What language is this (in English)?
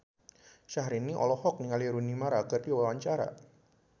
Sundanese